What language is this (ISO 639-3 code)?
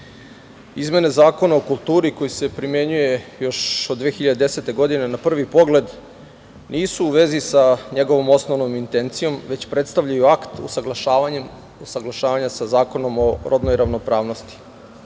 srp